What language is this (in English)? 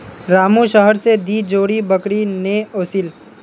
Magahi